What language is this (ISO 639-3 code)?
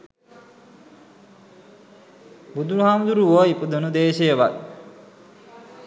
sin